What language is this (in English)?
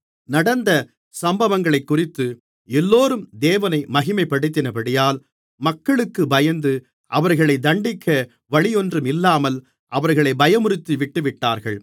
Tamil